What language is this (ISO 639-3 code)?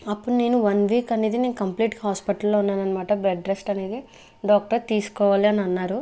tel